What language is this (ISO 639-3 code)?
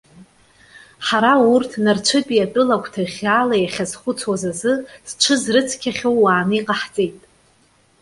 abk